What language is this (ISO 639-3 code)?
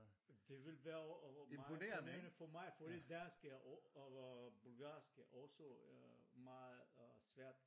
dan